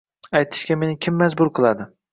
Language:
Uzbek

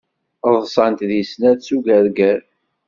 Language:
Kabyle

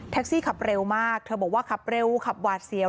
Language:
Thai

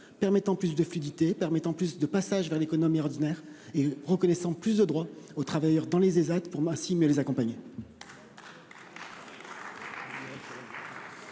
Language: French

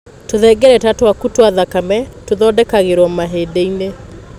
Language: Kikuyu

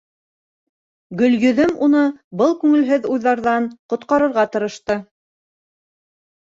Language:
Bashkir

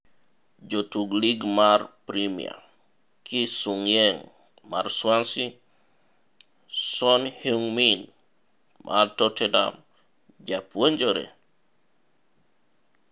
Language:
Luo (Kenya and Tanzania)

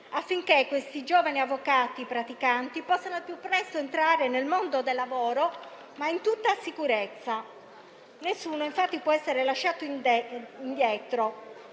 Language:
Italian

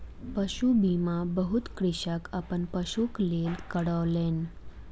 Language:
Maithili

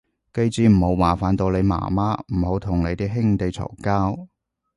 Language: Cantonese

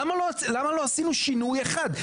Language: Hebrew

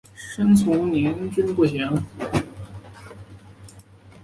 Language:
Chinese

